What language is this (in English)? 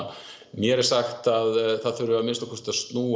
Icelandic